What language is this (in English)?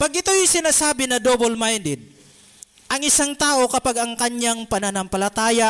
Filipino